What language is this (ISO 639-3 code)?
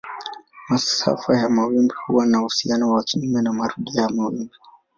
swa